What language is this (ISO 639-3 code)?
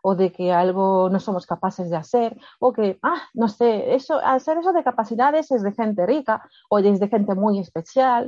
spa